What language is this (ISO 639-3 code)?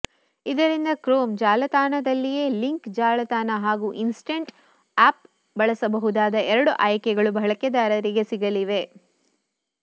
kan